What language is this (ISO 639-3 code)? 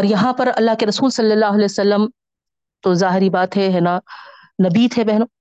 urd